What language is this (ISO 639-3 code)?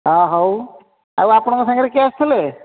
ori